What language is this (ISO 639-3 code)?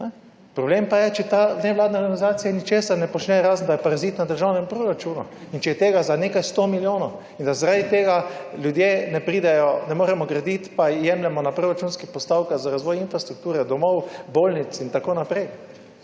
slv